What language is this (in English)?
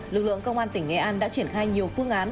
Vietnamese